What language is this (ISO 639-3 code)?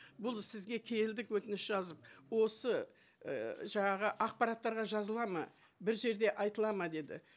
kaz